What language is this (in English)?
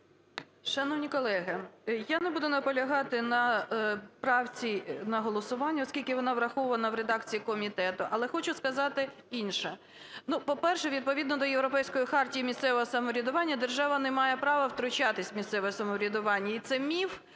Ukrainian